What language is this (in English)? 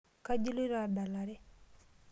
Masai